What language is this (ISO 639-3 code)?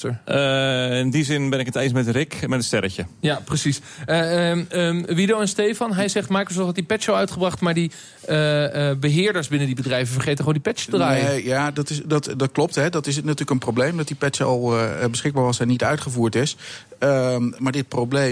nld